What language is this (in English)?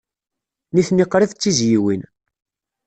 Kabyle